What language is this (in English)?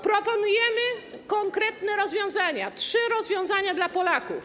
Polish